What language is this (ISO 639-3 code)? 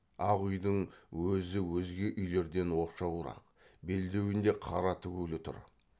kaz